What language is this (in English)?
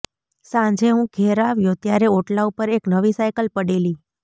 Gujarati